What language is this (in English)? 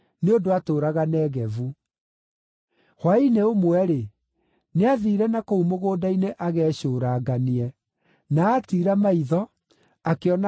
Kikuyu